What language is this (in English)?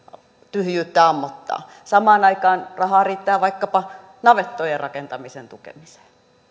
Finnish